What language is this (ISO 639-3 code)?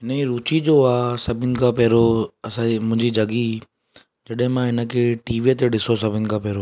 snd